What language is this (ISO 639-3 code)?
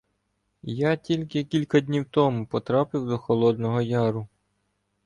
ukr